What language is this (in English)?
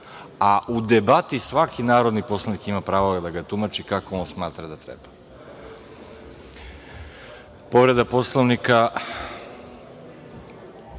Serbian